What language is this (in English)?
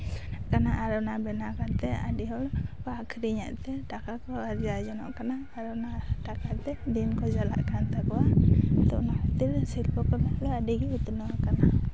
Santali